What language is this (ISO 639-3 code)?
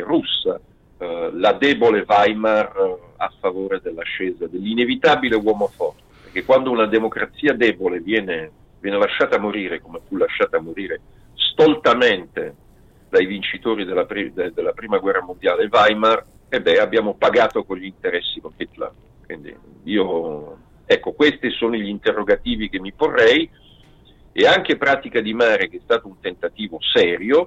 ita